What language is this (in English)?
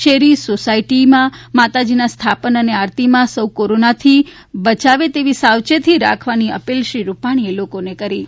Gujarati